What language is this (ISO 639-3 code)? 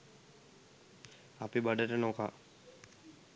sin